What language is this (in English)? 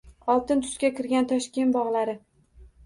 Uzbek